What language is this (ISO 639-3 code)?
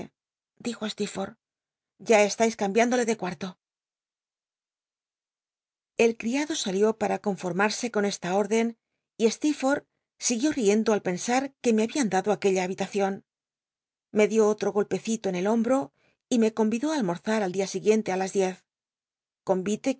spa